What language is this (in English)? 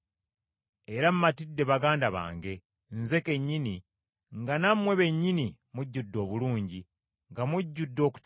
Ganda